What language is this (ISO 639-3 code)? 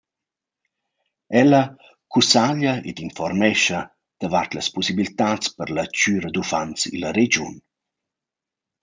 roh